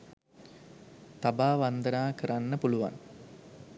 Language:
Sinhala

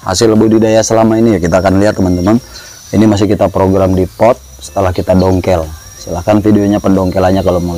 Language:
Indonesian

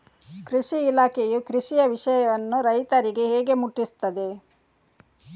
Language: Kannada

